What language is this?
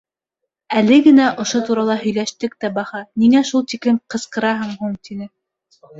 Bashkir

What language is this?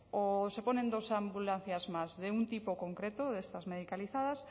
Spanish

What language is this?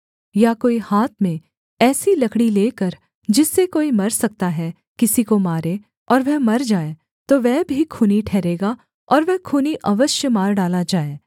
Hindi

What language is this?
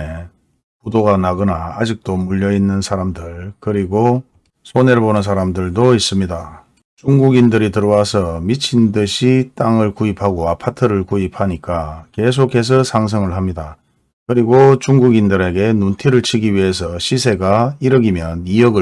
Korean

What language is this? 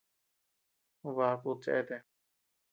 Tepeuxila Cuicatec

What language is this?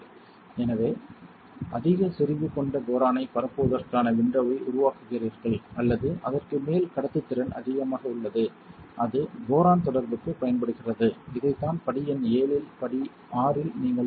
Tamil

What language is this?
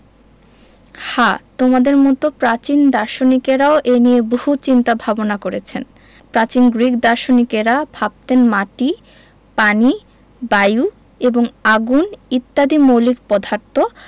Bangla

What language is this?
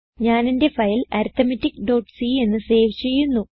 Malayalam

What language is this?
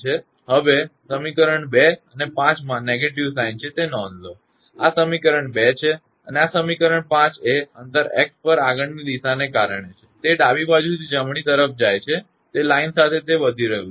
Gujarati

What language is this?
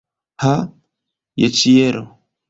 Esperanto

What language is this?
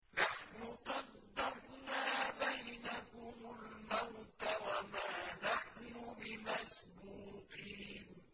Arabic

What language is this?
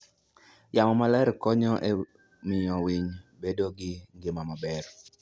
Luo (Kenya and Tanzania)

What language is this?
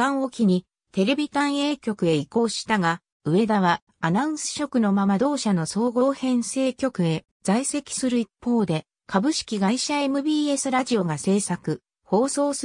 Japanese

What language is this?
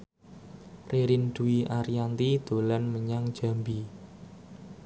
Javanese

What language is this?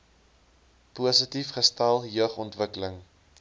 Afrikaans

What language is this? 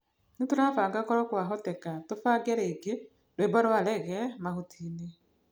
Kikuyu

